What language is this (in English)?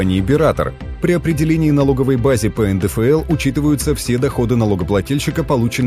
Russian